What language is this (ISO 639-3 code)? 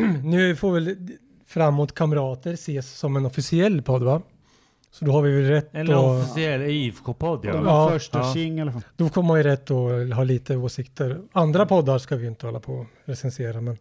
swe